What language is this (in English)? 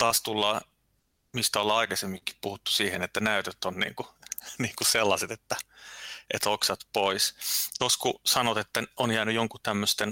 Finnish